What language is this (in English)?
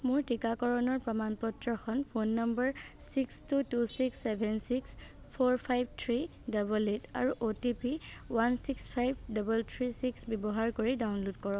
Assamese